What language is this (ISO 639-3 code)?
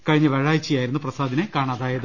mal